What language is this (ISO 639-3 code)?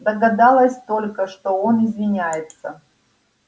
rus